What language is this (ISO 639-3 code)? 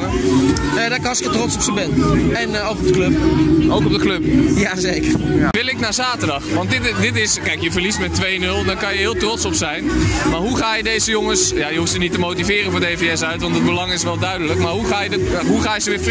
nld